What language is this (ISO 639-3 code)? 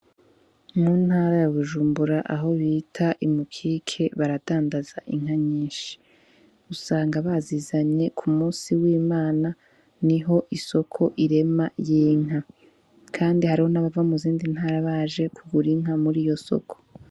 run